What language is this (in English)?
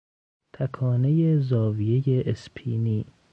Persian